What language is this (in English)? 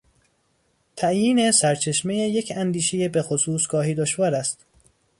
Persian